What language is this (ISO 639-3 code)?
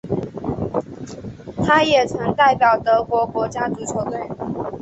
zho